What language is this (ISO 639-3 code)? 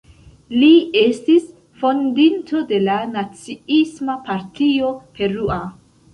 epo